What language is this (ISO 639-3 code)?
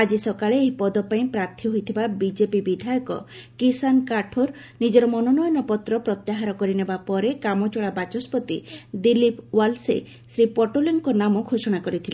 ori